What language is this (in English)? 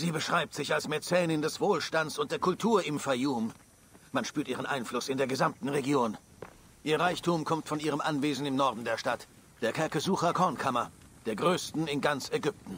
German